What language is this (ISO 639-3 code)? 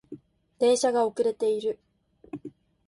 jpn